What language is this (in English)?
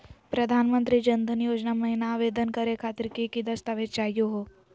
Magahi